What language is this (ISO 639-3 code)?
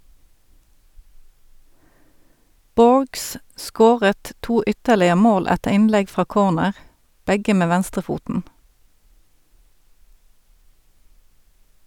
nor